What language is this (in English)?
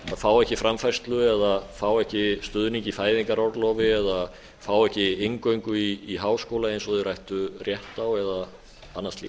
Icelandic